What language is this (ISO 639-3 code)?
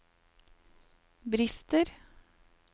nor